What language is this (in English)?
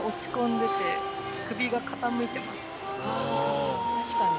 Japanese